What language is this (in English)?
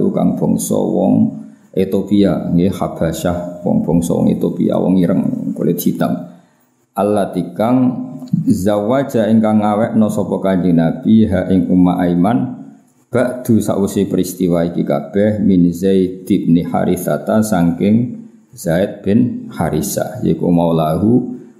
Indonesian